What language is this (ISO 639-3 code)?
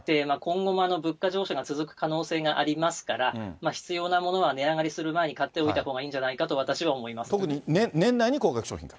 jpn